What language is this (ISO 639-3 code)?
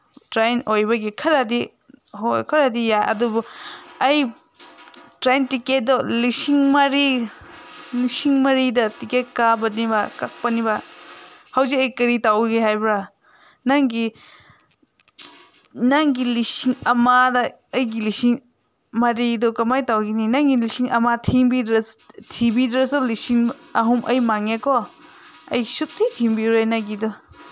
mni